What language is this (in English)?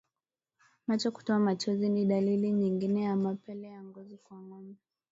Swahili